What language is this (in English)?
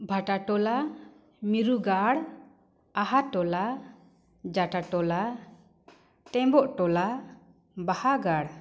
Santali